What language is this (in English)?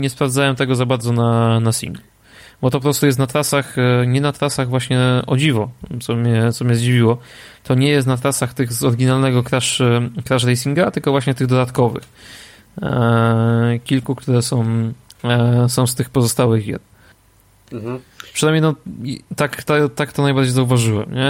Polish